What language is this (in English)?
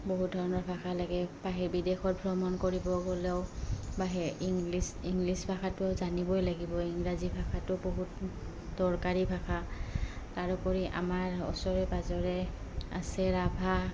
Assamese